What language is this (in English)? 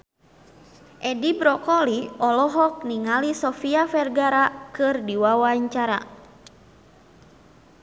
Sundanese